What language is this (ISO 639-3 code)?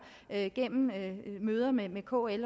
dan